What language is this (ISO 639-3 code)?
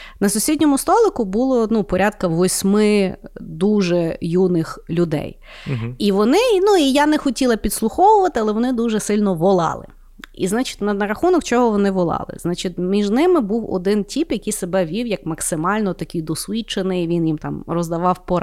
ukr